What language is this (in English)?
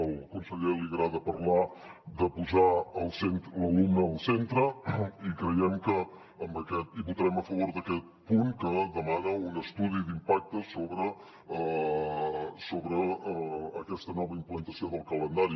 Catalan